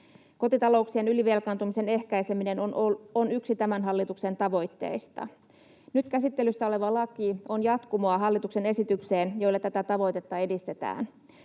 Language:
Finnish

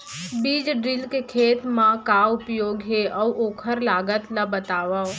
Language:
Chhattisgarhi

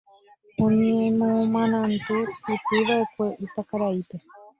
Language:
Guarani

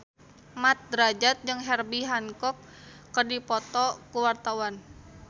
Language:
Sundanese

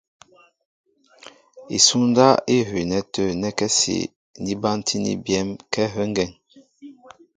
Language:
Mbo (Cameroon)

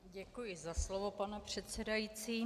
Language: Czech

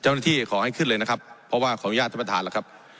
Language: Thai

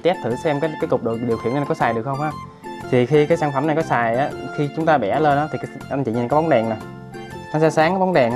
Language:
Vietnamese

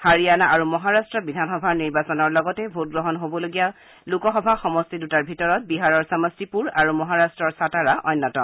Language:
Assamese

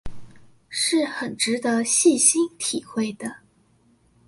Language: Chinese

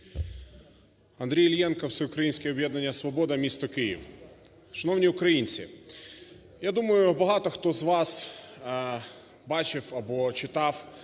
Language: Ukrainian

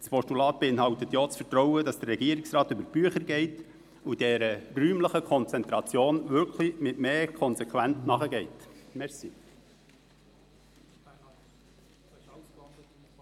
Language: Swiss German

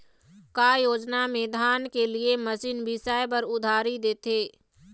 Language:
Chhattisgarhi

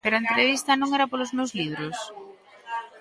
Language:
Galician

